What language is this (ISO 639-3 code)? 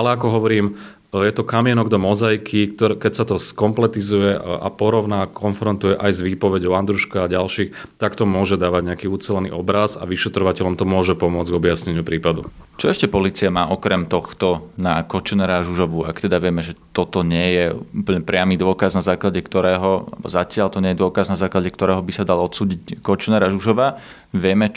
slk